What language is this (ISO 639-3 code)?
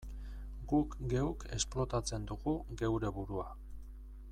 eus